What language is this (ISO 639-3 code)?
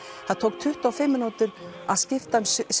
isl